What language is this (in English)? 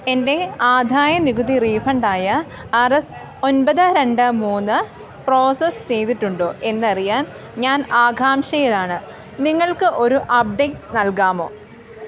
Malayalam